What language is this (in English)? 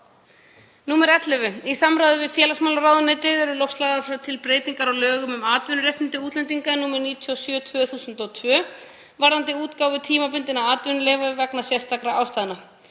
Icelandic